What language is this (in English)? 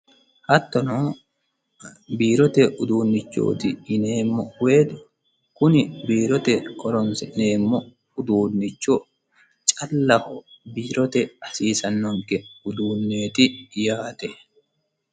Sidamo